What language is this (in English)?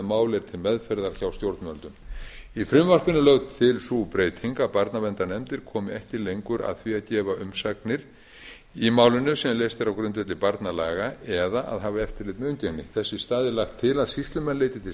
Icelandic